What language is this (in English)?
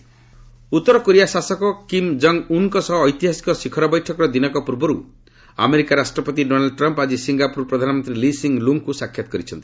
Odia